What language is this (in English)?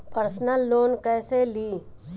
Bhojpuri